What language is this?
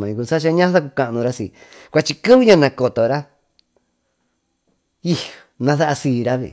Tututepec Mixtec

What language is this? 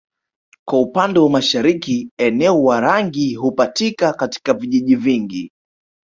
Swahili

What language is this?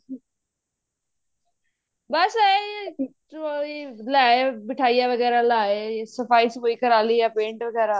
Punjabi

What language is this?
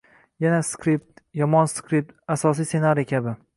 Uzbek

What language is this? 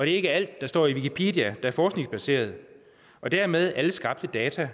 Danish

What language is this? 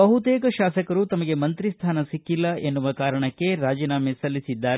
Kannada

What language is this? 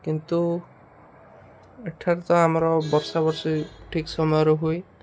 Odia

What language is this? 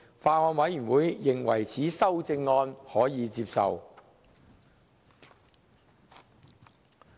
Cantonese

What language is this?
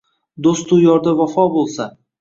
Uzbek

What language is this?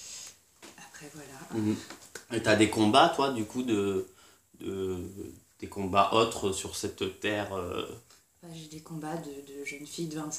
French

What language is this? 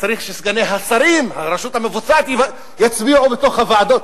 Hebrew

